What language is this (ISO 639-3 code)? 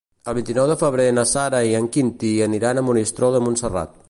cat